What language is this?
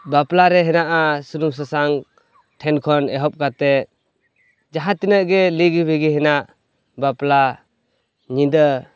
Santali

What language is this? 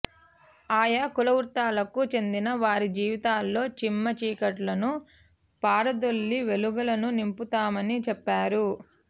Telugu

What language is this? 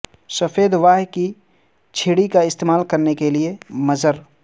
Urdu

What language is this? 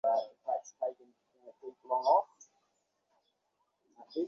Bangla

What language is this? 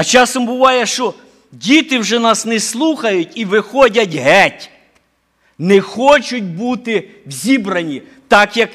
Ukrainian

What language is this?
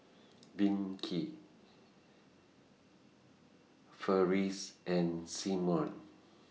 English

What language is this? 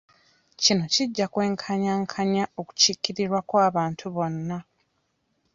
Ganda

